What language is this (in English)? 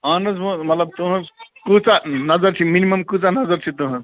Kashmiri